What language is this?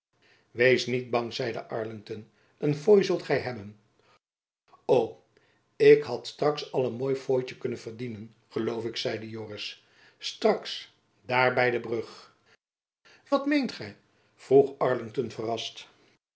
Dutch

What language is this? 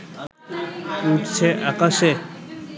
Bangla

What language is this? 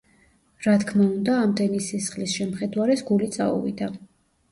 Georgian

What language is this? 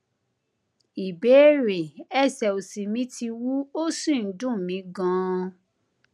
Yoruba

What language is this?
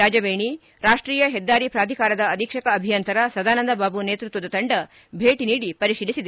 Kannada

